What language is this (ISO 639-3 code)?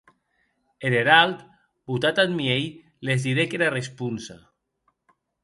oci